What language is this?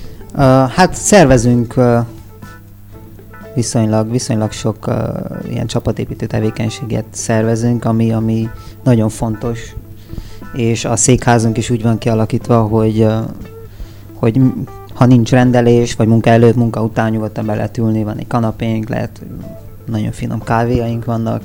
Hungarian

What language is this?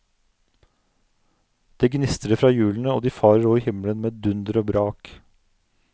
Norwegian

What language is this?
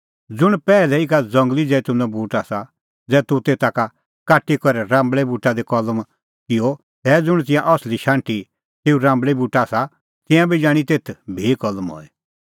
Kullu Pahari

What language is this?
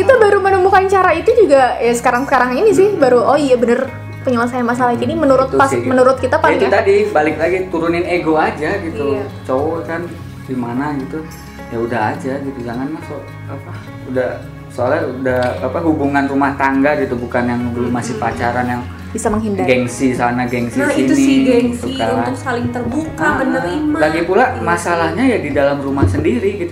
Indonesian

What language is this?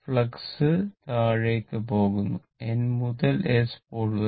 Malayalam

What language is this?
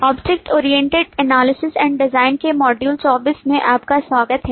Hindi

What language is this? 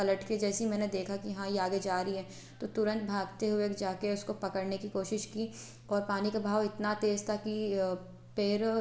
Hindi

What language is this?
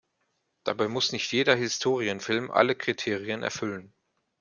German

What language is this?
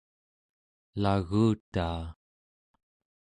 Central Yupik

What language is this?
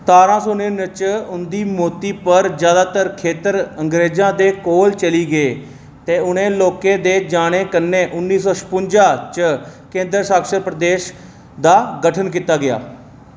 Dogri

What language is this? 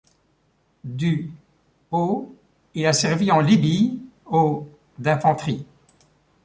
French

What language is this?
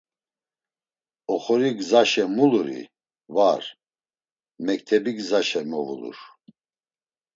Laz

